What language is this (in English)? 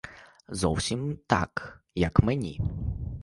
Ukrainian